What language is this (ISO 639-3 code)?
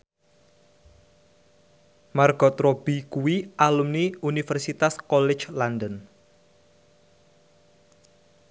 jav